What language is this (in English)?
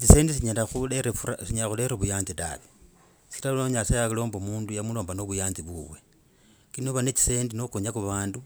Logooli